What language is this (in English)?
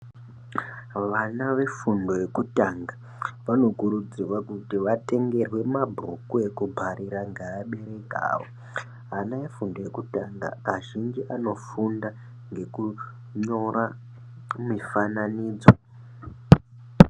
Ndau